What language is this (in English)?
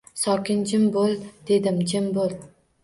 Uzbek